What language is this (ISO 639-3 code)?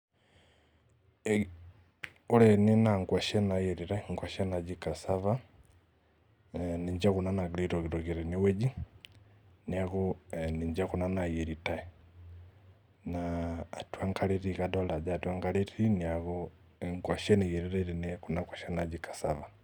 mas